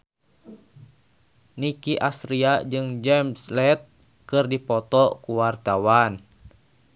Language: Sundanese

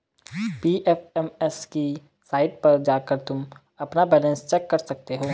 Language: Hindi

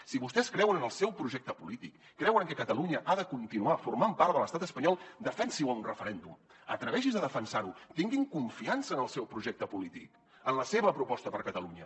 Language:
Catalan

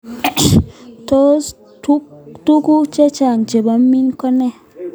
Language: Kalenjin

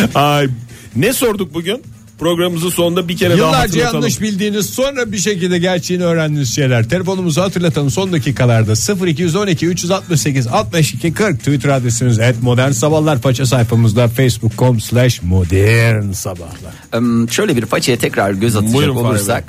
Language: Turkish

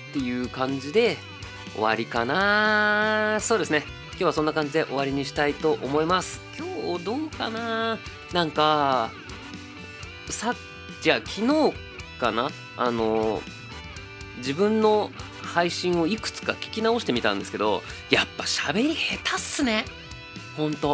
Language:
Japanese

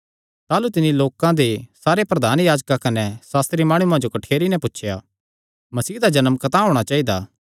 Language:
Kangri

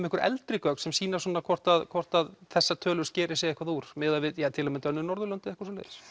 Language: Icelandic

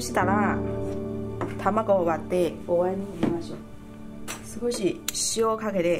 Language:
Japanese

